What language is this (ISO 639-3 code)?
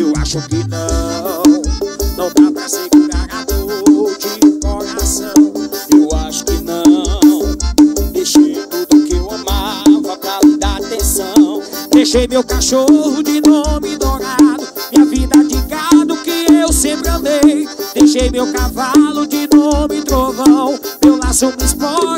por